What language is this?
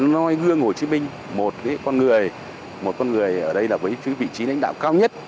Vietnamese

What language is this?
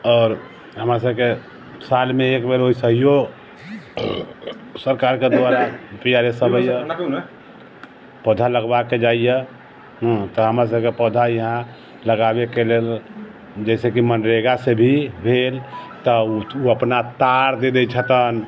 Maithili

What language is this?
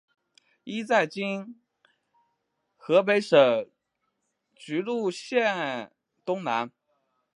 Chinese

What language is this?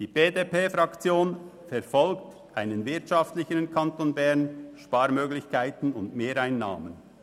Swiss German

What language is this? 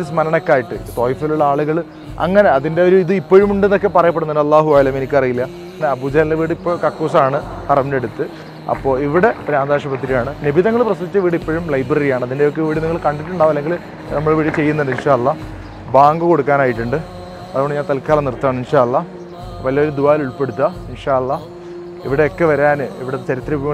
Arabic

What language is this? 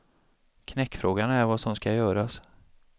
Swedish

